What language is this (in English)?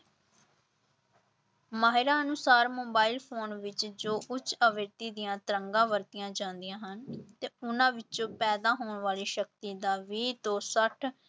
Punjabi